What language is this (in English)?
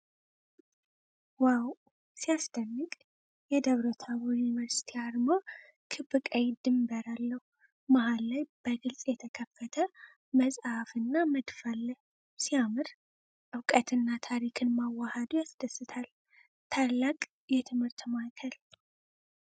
Amharic